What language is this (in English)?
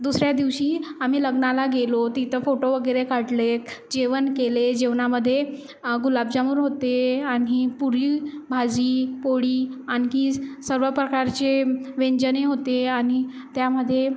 Marathi